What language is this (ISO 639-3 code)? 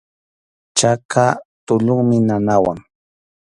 qxu